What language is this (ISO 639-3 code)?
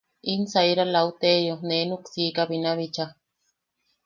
yaq